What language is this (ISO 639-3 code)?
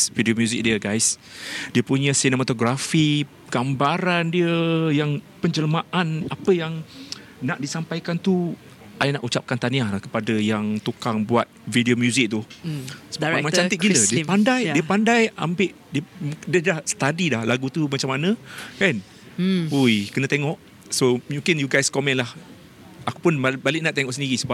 msa